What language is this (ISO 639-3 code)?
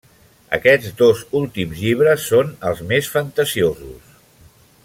cat